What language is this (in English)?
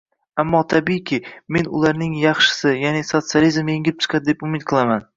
Uzbek